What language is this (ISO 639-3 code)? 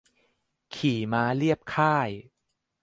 tha